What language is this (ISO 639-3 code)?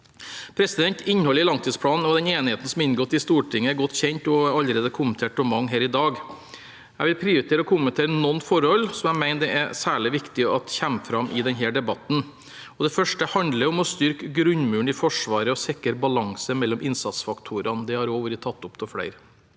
nor